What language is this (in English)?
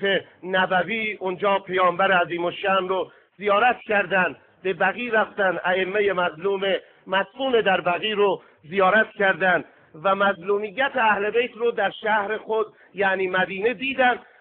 Persian